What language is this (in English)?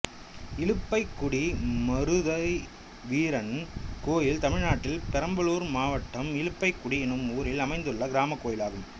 Tamil